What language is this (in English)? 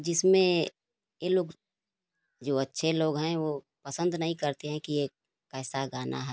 Hindi